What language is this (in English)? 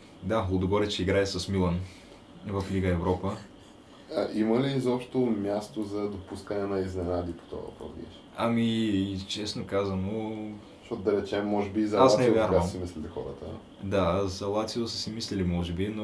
Bulgarian